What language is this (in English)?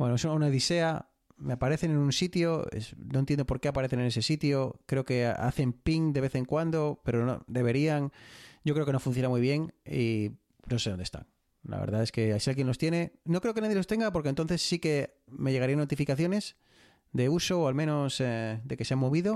Spanish